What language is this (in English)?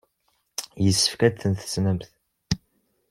Kabyle